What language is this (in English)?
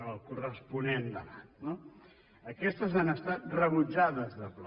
Catalan